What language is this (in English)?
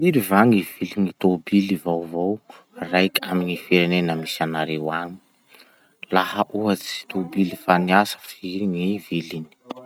Masikoro Malagasy